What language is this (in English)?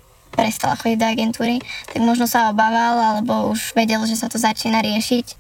Slovak